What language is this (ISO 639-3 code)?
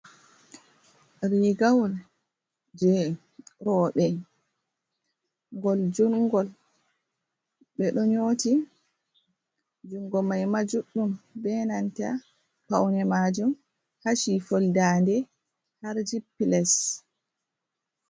ful